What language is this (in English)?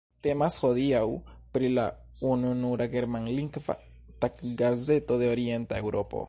Esperanto